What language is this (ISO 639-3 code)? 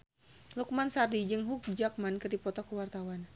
sun